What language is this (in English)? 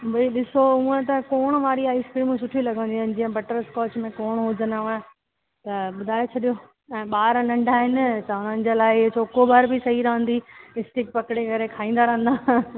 Sindhi